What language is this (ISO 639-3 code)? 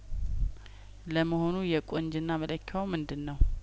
amh